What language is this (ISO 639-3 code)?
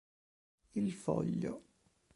ita